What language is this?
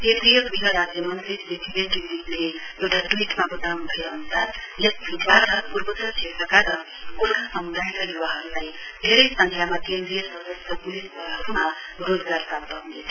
Nepali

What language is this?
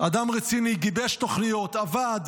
Hebrew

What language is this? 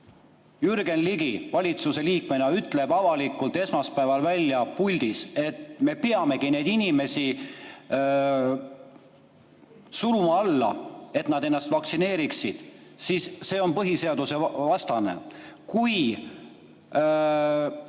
Estonian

